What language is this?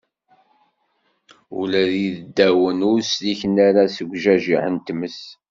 Kabyle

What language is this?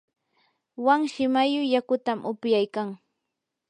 Yanahuanca Pasco Quechua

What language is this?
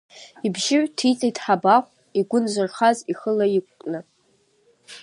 Abkhazian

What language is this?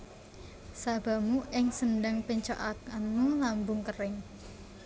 Javanese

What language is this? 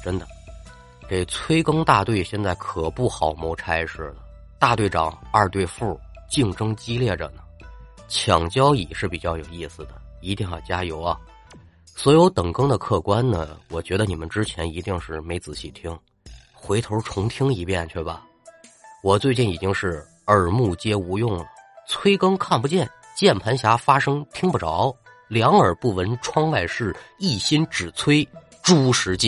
Chinese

